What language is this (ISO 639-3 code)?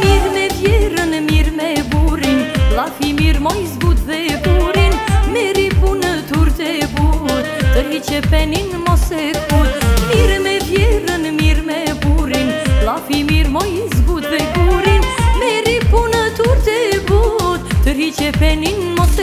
ron